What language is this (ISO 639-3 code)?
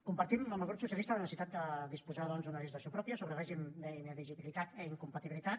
cat